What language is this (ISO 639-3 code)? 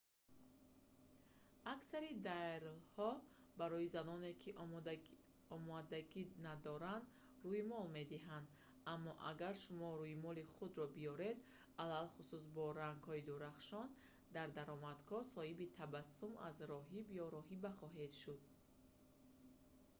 tgk